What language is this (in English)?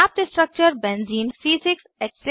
Hindi